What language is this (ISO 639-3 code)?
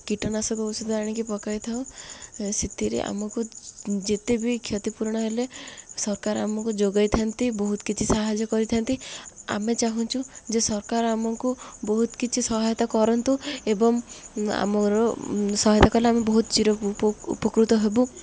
ori